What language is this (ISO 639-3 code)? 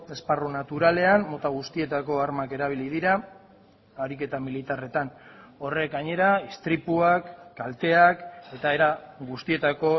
eus